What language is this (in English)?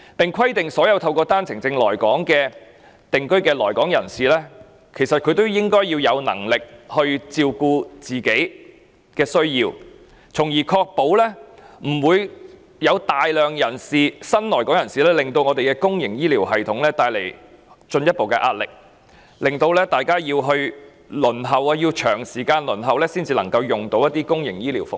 Cantonese